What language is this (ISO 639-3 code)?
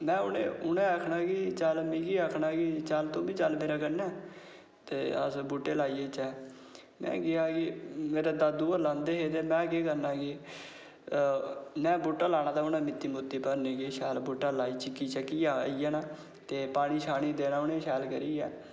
doi